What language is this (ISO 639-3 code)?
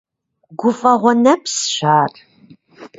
kbd